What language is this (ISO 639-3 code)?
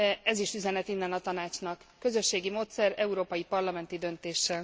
hun